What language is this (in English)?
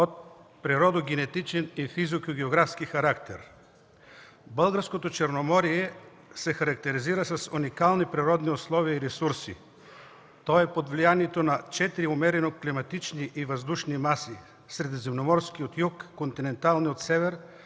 Bulgarian